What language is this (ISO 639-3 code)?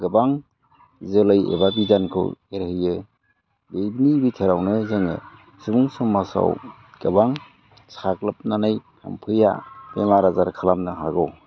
brx